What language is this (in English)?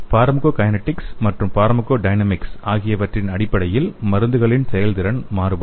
Tamil